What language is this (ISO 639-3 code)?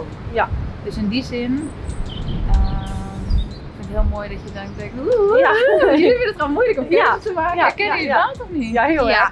nld